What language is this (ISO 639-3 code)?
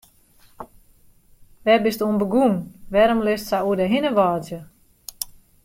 fry